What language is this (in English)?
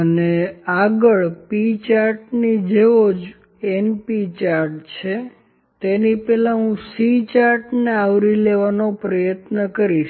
Gujarati